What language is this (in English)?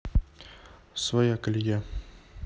Russian